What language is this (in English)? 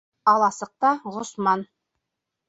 Bashkir